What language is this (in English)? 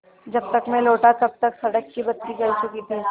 Hindi